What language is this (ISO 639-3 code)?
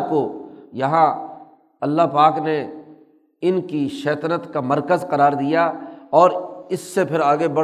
urd